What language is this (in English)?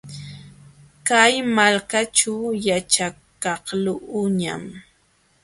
Jauja Wanca Quechua